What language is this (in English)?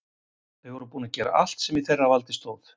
Icelandic